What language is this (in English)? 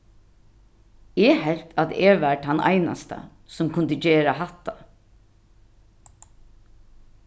Faroese